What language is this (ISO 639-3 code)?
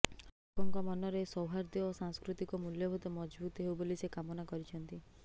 ori